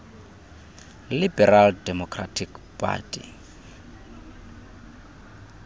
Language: Xhosa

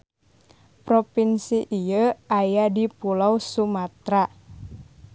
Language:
Sundanese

